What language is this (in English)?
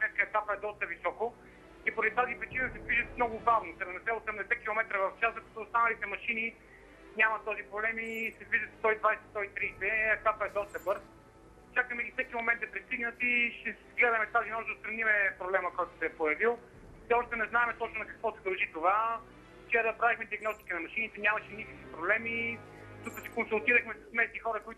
Bulgarian